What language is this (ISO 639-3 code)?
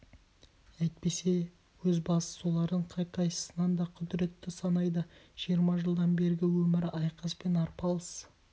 kaz